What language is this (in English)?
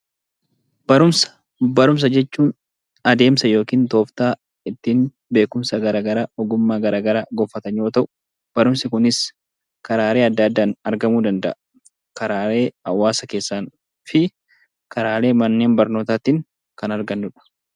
Oromo